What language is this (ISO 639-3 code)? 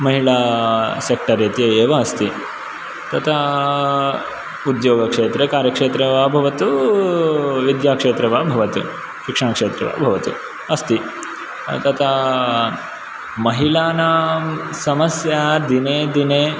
san